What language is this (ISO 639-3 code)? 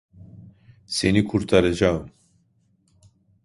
tur